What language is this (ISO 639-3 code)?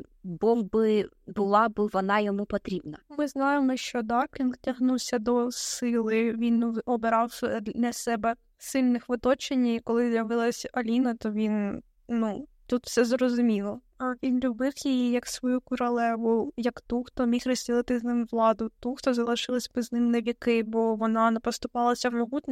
ukr